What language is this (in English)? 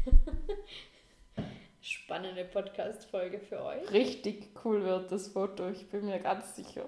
German